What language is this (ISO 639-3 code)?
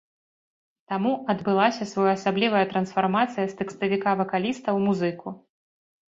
bel